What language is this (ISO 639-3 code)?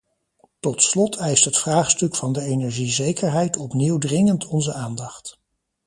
nld